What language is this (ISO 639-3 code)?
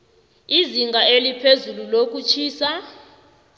nbl